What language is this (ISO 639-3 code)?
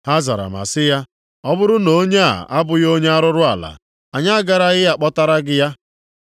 ibo